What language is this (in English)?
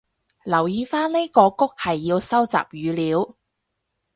Cantonese